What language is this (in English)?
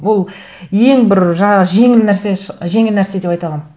Kazakh